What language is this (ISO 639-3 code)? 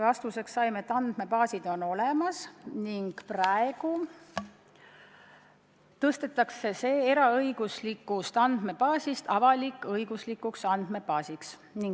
est